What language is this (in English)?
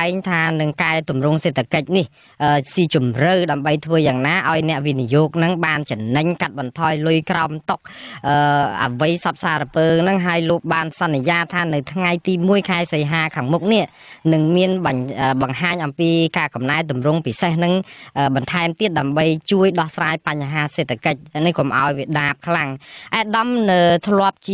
Thai